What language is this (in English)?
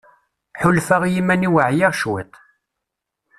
Kabyle